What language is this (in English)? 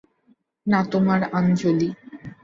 Bangla